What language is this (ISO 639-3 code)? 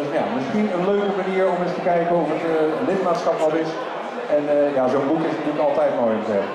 nld